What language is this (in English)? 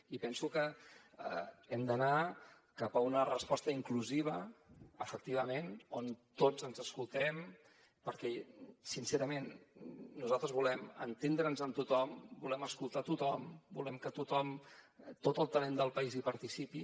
Catalan